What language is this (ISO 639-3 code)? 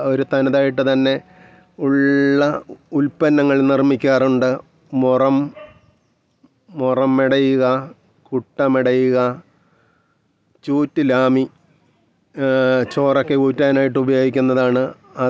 mal